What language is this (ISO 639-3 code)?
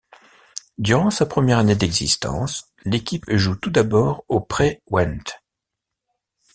fra